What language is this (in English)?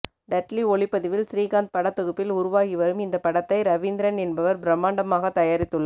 Tamil